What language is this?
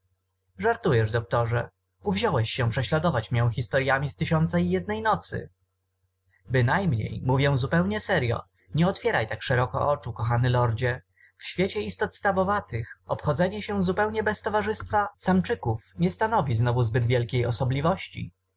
Polish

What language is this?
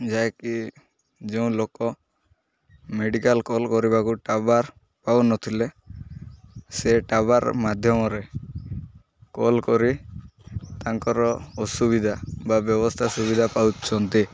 Odia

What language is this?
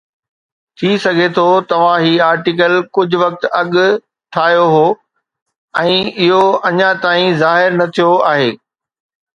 Sindhi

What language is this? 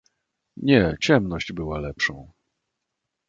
Polish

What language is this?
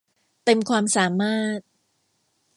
Thai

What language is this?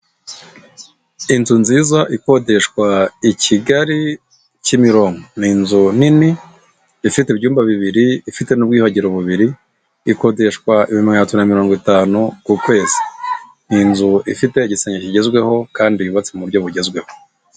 Kinyarwanda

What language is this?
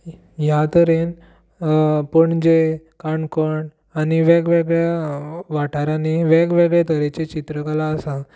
Konkani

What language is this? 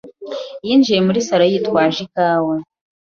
Kinyarwanda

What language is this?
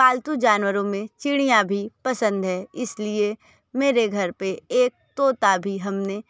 Hindi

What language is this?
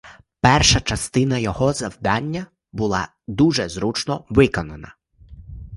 Ukrainian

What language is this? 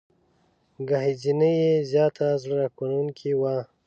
Pashto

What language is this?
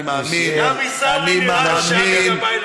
Hebrew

